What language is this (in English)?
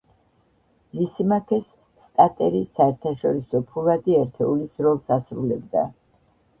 Georgian